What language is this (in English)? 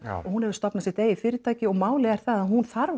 Icelandic